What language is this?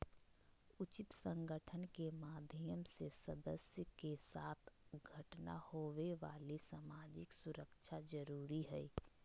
Magahi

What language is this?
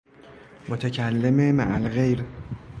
Persian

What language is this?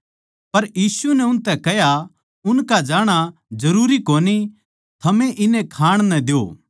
Haryanvi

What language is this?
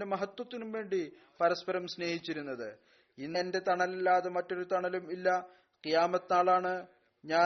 Malayalam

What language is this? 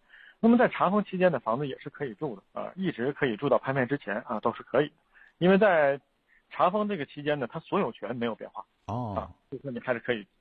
Chinese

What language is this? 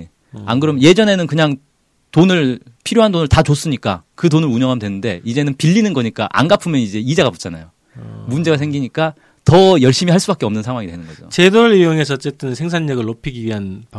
Korean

